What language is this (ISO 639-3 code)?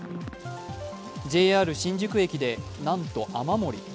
jpn